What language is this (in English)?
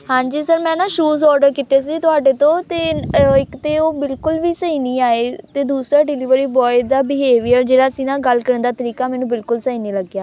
Punjabi